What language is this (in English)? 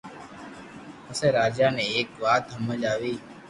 Loarki